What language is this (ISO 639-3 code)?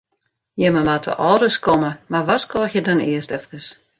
fry